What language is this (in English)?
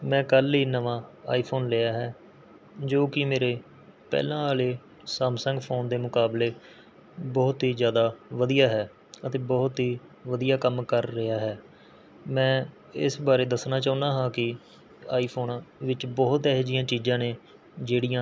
Punjabi